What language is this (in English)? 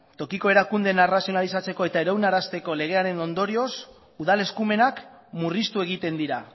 Basque